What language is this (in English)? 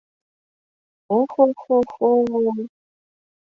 Mari